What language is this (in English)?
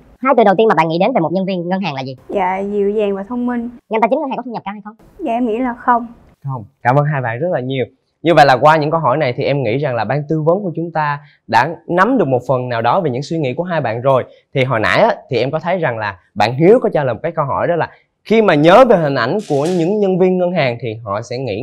Vietnamese